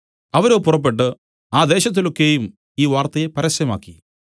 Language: Malayalam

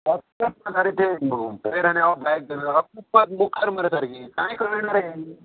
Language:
Konkani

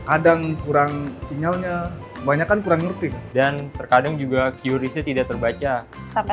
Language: Indonesian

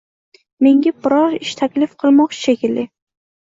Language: Uzbek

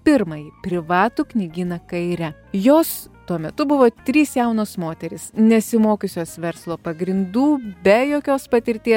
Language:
Lithuanian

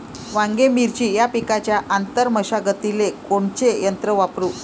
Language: Marathi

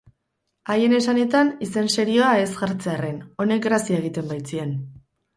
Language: Basque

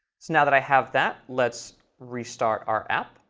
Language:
English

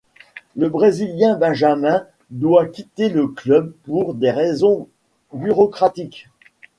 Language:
French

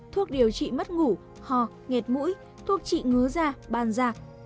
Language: Vietnamese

